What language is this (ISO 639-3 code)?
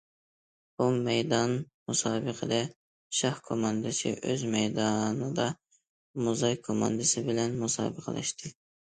uig